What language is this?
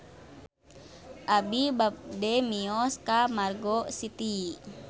Sundanese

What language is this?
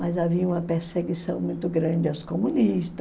Portuguese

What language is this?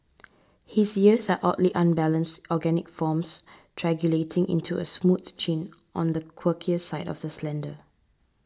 English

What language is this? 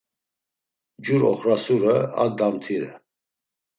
Laz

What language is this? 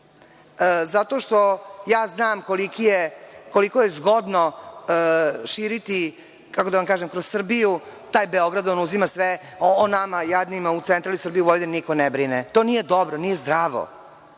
Serbian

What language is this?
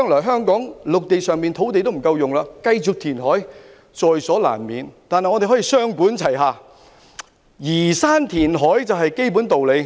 Cantonese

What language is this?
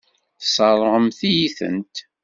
Kabyle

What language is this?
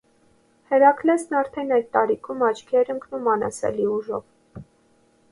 Armenian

